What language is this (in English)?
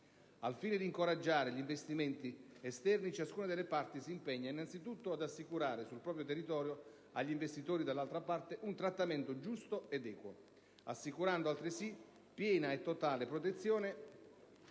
Italian